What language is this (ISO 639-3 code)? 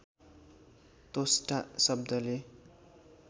nep